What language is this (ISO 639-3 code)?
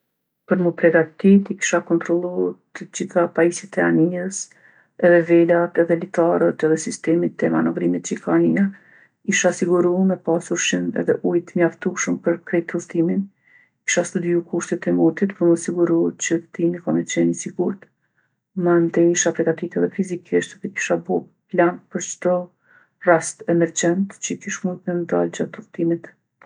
aln